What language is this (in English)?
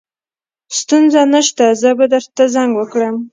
Pashto